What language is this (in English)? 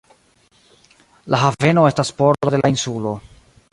Esperanto